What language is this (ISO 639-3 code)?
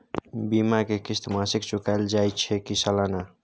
mai